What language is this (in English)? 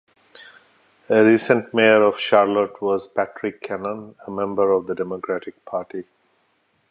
English